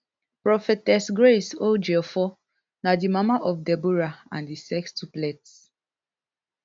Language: Nigerian Pidgin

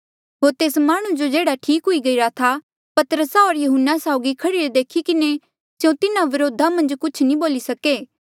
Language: Mandeali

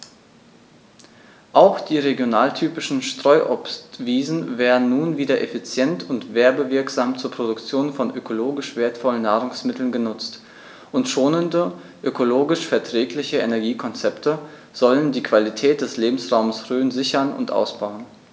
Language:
German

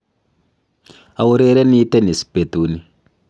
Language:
Kalenjin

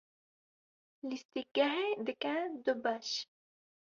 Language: Kurdish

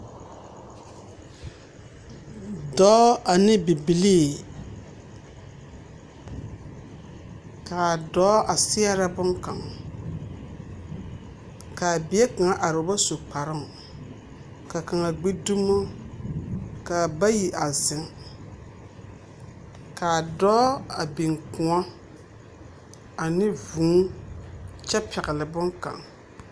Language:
Southern Dagaare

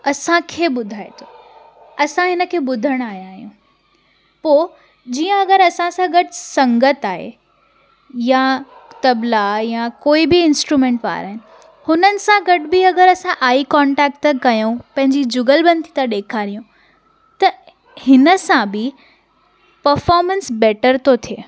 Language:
Sindhi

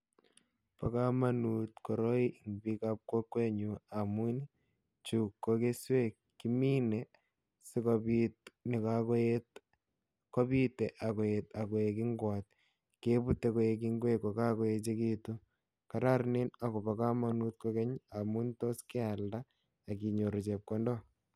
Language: Kalenjin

